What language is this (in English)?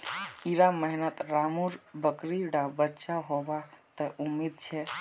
Magahi